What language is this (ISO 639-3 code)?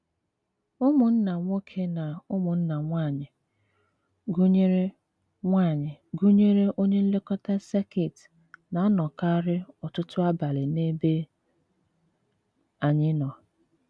ibo